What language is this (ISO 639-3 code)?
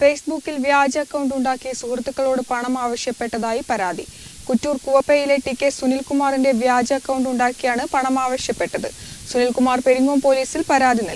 hin